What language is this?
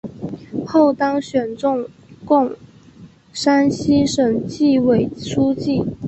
Chinese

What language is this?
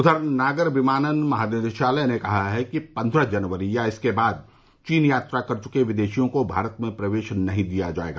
Hindi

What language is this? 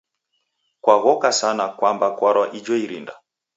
Taita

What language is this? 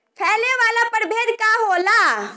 Bhojpuri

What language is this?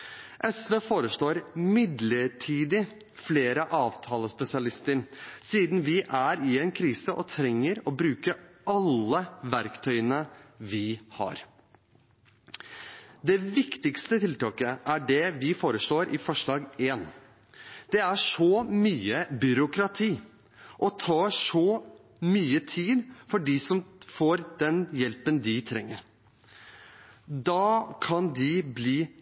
Norwegian Bokmål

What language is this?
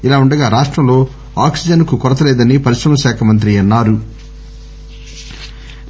Telugu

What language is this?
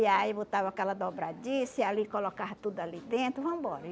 Portuguese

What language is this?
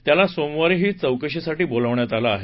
Marathi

